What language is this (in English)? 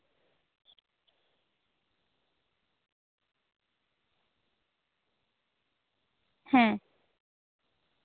Santali